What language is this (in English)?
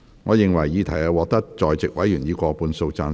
Cantonese